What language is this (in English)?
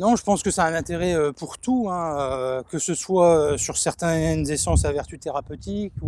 French